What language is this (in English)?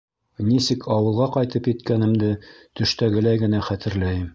Bashkir